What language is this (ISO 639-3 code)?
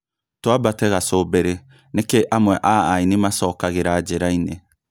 kik